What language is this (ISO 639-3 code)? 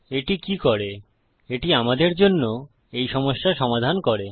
ben